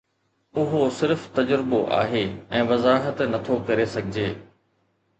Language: Sindhi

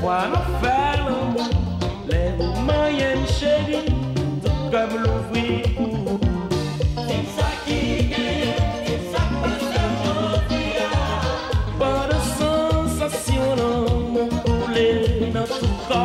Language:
Romanian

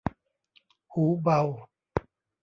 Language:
Thai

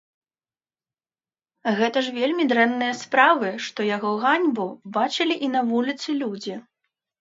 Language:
Belarusian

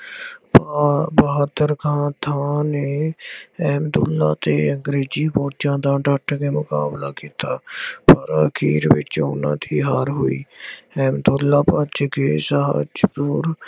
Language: Punjabi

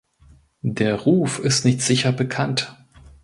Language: German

